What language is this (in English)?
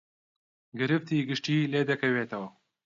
Central Kurdish